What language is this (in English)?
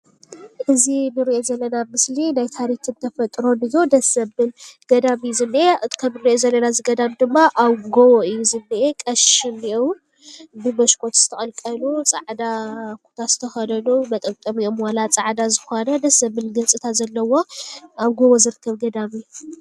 Tigrinya